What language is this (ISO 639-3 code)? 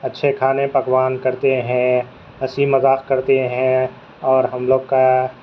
urd